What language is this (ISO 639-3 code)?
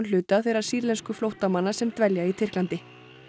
isl